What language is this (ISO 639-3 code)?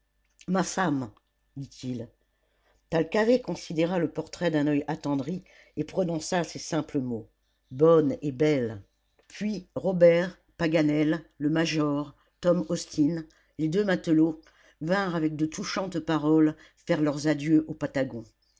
fra